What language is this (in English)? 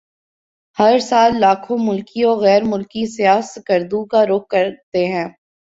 Urdu